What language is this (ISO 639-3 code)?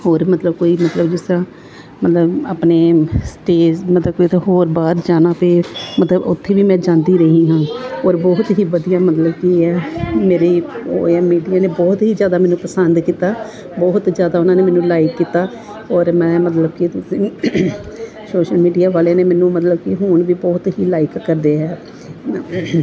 pan